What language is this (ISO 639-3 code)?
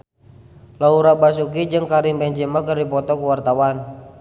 sun